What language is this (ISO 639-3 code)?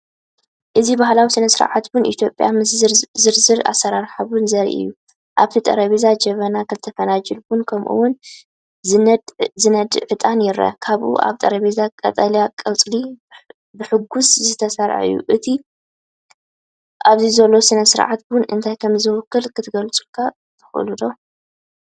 tir